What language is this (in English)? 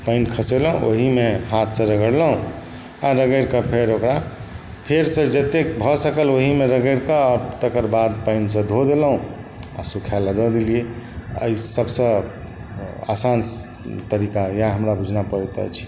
Maithili